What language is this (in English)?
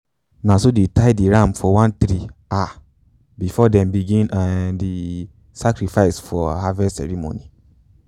Nigerian Pidgin